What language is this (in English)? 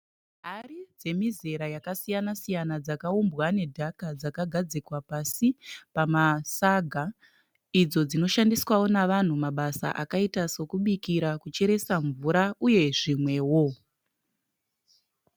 Shona